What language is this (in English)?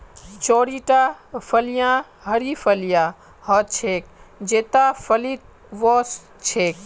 Magahi